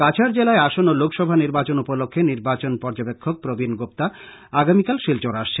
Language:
Bangla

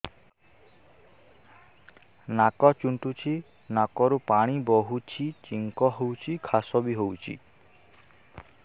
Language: Odia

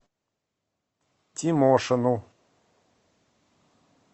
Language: Russian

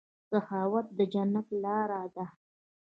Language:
Pashto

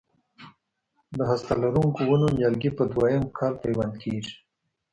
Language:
Pashto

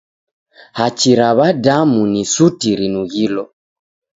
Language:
Taita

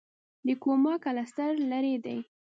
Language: Pashto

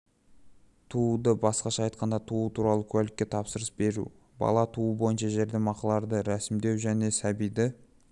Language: Kazakh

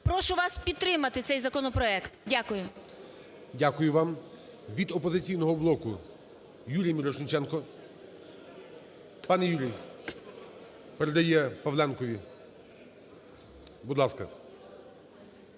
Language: Ukrainian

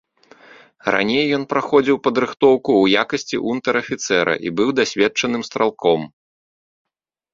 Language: Belarusian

